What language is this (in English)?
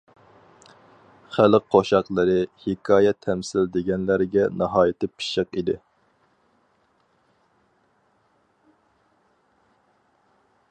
Uyghur